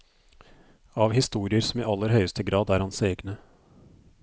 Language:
Norwegian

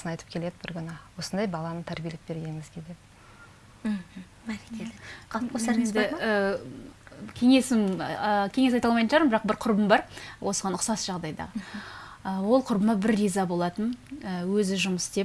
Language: Russian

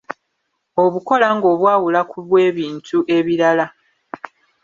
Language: Ganda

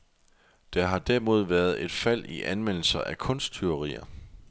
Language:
Danish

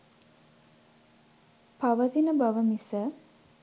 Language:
Sinhala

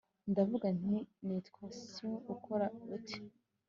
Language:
Kinyarwanda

